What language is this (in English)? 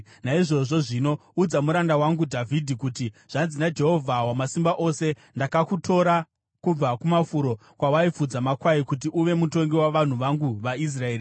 Shona